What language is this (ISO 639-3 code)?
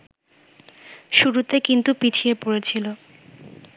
ben